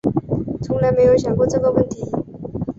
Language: Chinese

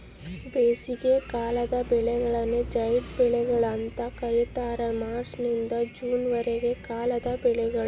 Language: Kannada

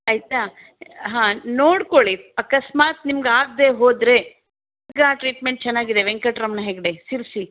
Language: Kannada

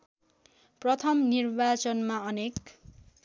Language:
Nepali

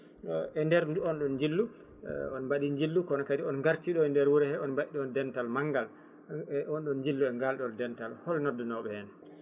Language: Fula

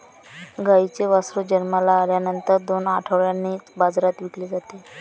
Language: Marathi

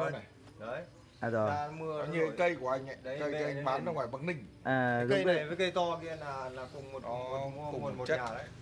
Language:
Vietnamese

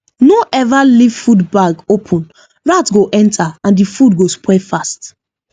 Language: Nigerian Pidgin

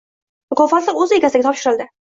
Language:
Uzbek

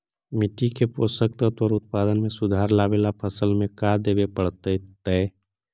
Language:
Magahi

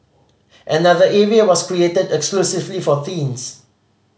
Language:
English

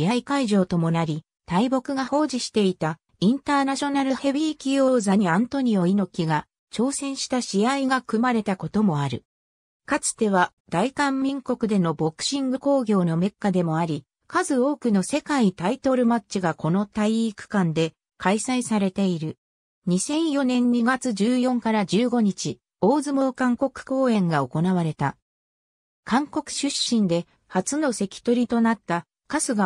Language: Japanese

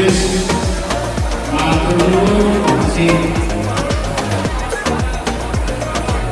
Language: Indonesian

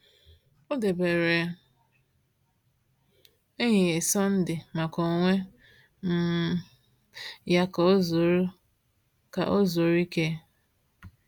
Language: Igbo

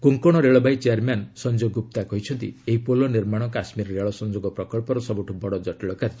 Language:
Odia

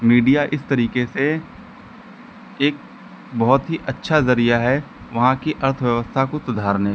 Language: Hindi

